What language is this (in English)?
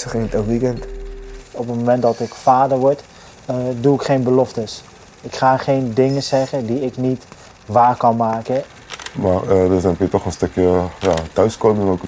Dutch